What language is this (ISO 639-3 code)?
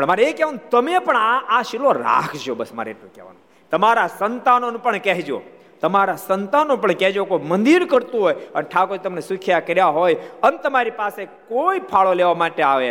guj